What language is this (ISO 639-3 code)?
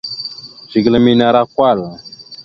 mxu